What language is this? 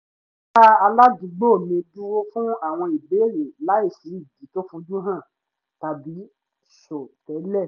Yoruba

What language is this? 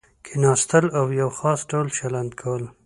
Pashto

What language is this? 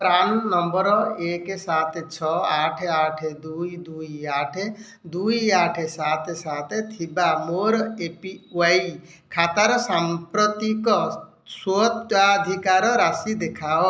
Odia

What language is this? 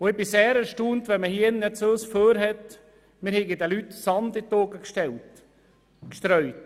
Swiss German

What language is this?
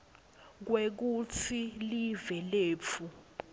Swati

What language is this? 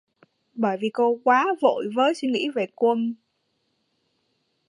Vietnamese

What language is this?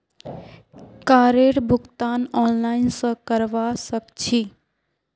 Magahi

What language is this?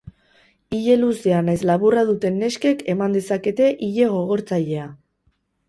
Basque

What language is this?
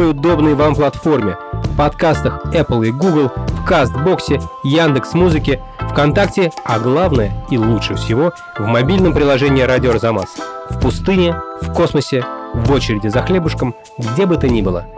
Russian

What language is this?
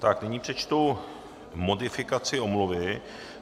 Czech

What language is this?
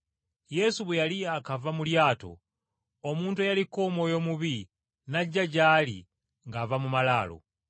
Ganda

